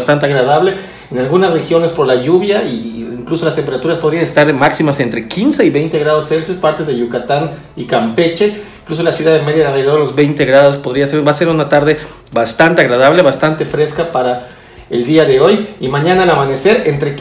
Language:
Spanish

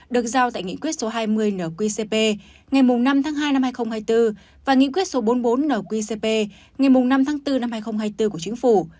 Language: Vietnamese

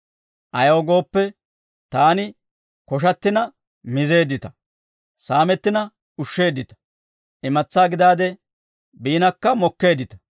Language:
Dawro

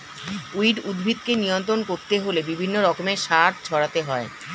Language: Bangla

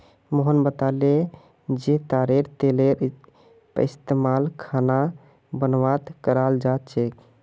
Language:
Magahi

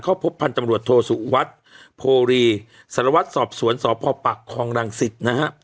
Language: Thai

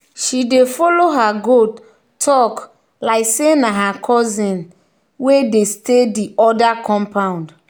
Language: Nigerian Pidgin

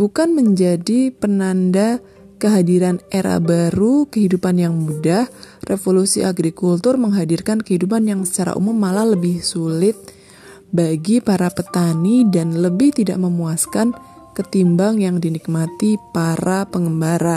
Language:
Indonesian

